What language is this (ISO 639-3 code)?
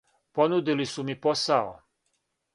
srp